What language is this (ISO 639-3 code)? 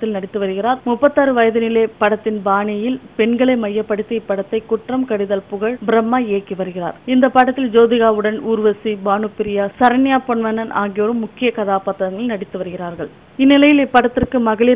ara